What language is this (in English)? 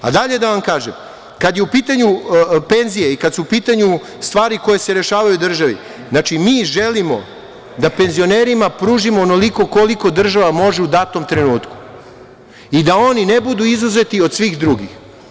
Serbian